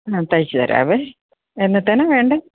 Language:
Malayalam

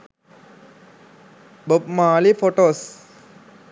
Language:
Sinhala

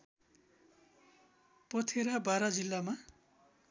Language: Nepali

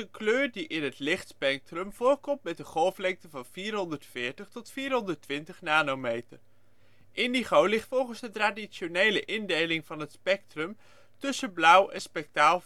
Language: Dutch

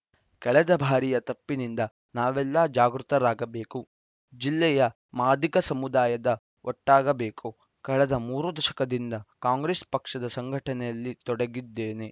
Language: Kannada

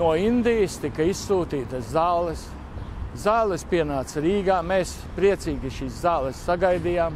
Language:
Latvian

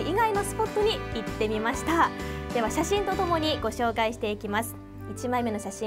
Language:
Japanese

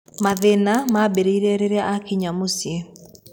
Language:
Kikuyu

